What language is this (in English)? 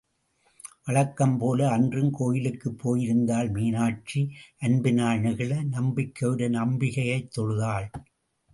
Tamil